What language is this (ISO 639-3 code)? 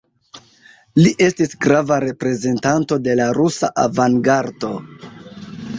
epo